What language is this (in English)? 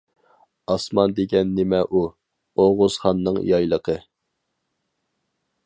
Uyghur